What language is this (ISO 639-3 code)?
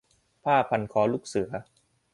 tha